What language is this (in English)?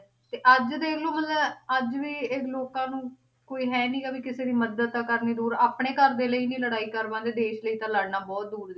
Punjabi